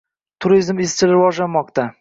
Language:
Uzbek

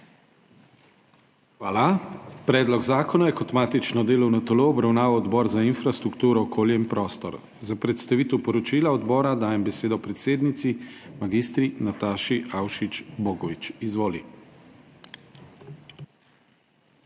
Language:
Slovenian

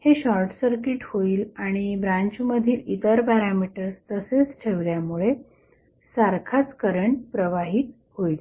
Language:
Marathi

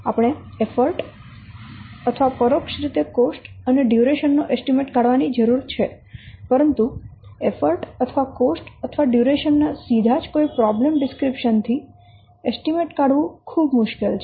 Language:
Gujarati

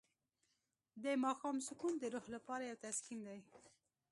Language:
Pashto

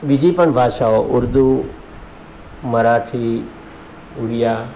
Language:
Gujarati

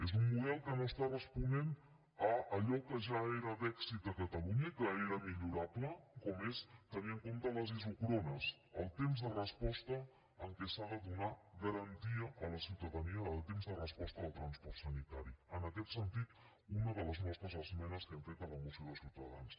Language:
Catalan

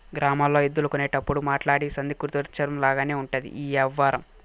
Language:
Telugu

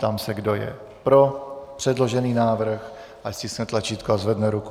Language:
Czech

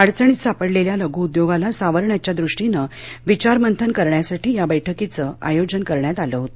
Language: Marathi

